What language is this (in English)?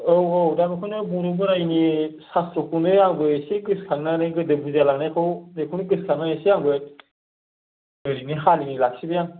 Bodo